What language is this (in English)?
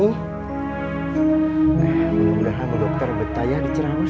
Indonesian